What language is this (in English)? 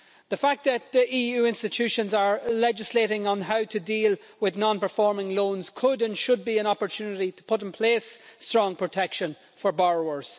English